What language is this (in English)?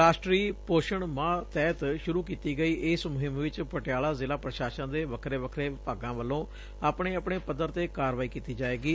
Punjabi